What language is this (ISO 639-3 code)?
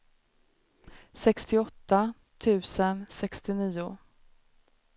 swe